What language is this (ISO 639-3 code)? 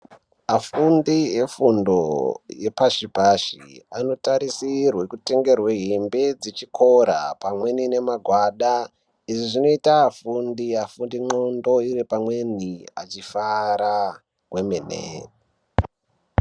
ndc